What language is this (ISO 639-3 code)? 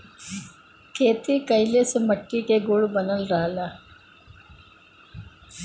bho